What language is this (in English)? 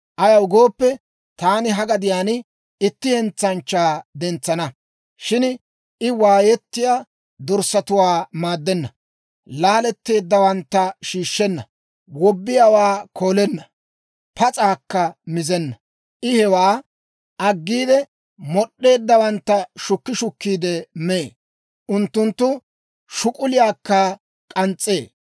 Dawro